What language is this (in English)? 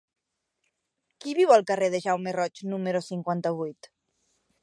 Catalan